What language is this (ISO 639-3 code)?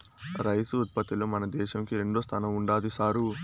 tel